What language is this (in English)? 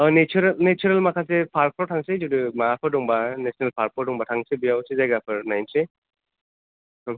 Bodo